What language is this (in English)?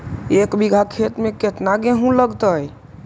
Magahi